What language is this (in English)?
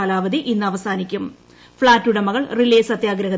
Malayalam